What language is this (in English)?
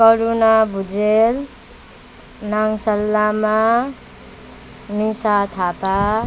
Nepali